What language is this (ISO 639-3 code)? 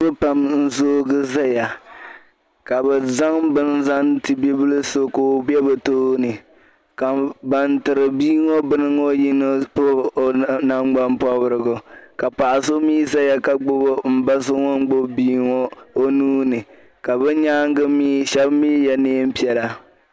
dag